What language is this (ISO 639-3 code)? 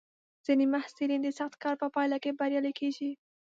pus